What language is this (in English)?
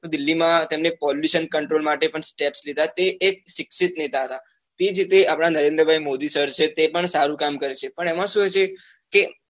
Gujarati